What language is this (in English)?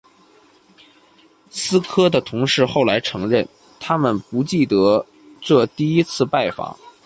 Chinese